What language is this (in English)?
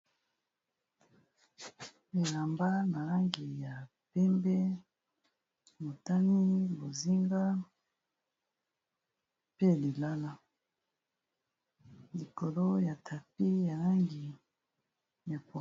Lingala